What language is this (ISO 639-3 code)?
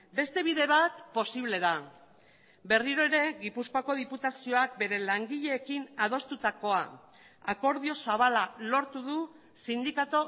eus